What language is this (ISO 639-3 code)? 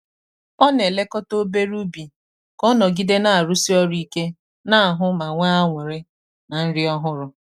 ibo